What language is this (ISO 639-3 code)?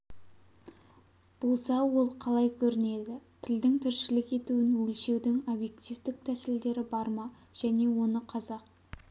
kaz